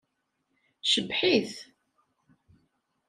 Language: Kabyle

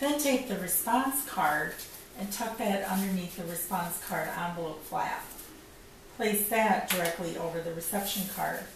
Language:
English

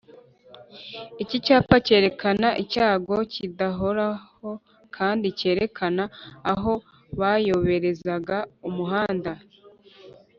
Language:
Kinyarwanda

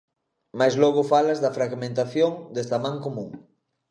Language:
Galician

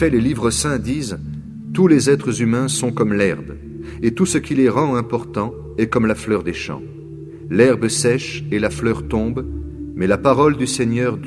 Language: French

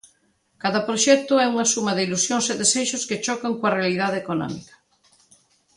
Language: Galician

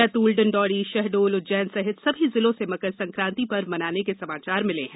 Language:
Hindi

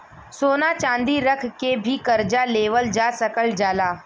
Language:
Bhojpuri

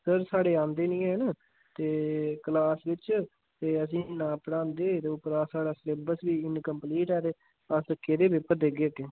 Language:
Dogri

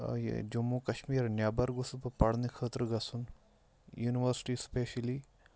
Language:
Kashmiri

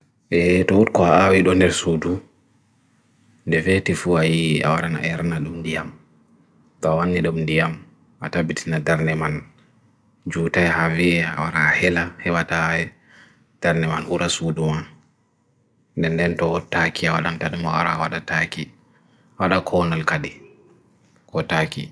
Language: Bagirmi Fulfulde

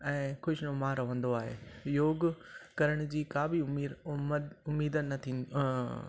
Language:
Sindhi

